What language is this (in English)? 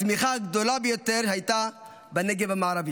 Hebrew